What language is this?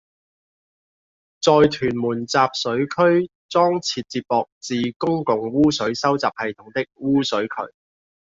Cantonese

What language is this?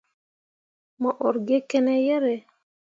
Mundang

